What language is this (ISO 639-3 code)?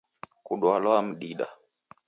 dav